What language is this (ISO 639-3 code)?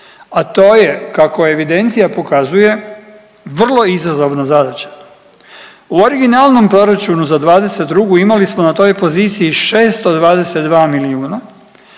hrv